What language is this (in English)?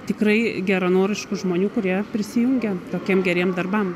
Lithuanian